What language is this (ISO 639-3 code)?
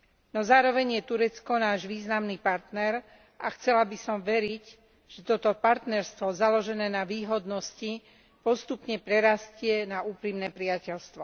slk